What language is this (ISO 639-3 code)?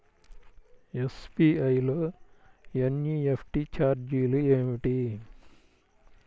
tel